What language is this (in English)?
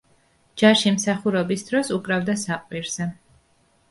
Georgian